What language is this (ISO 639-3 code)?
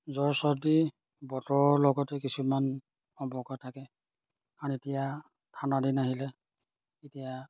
asm